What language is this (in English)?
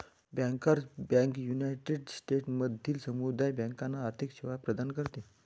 Marathi